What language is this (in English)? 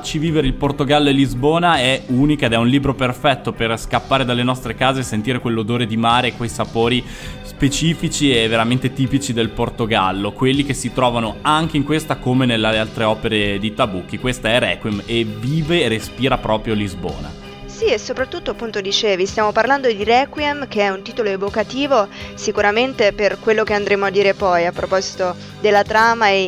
Italian